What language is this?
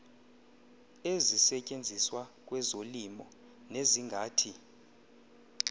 Xhosa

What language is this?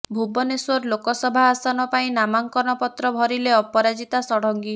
Odia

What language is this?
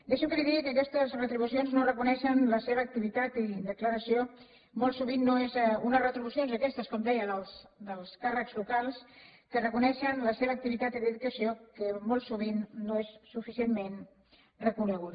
Catalan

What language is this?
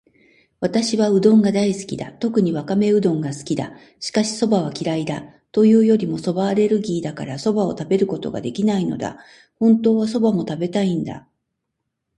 Japanese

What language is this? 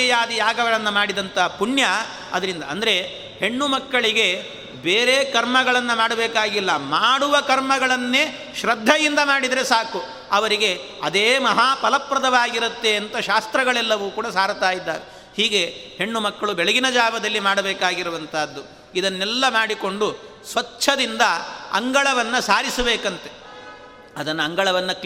Kannada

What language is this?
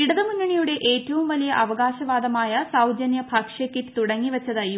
Malayalam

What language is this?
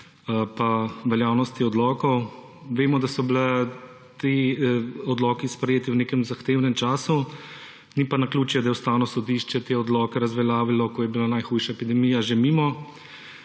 Slovenian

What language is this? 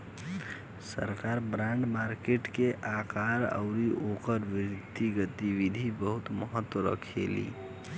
Bhojpuri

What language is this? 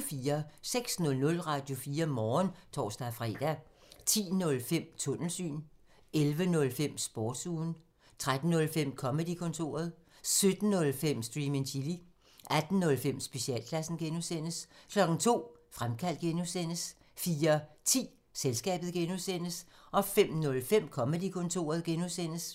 Danish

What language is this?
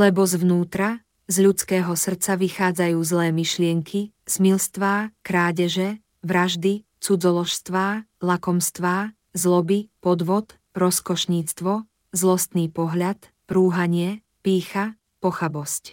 Slovak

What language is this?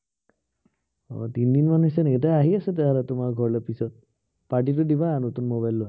Assamese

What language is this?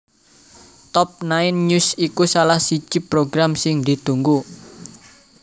Javanese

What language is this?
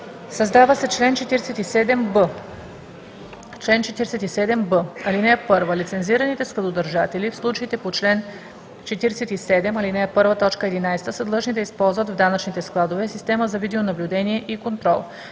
Bulgarian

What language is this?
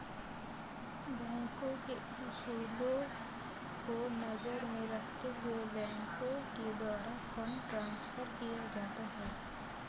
Hindi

